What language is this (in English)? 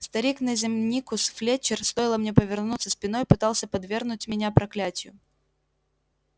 Russian